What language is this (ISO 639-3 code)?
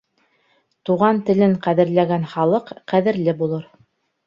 bak